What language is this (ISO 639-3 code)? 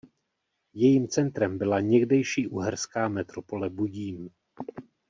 ces